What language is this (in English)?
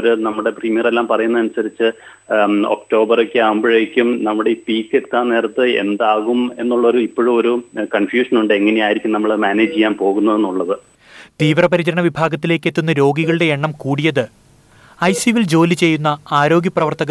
Malayalam